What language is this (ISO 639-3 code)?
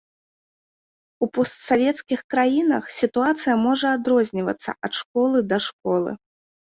bel